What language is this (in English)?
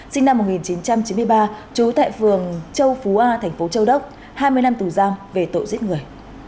Vietnamese